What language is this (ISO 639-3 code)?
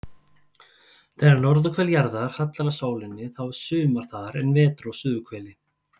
isl